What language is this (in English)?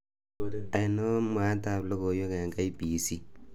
Kalenjin